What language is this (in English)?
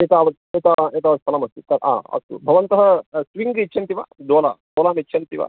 Sanskrit